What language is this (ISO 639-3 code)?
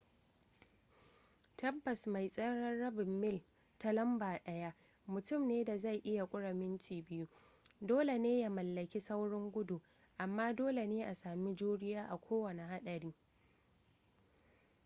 hau